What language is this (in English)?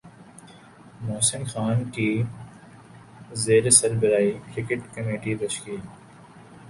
Urdu